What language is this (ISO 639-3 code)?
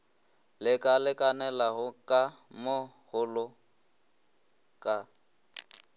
nso